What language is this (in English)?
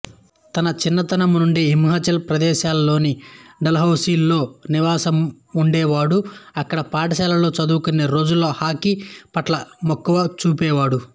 Telugu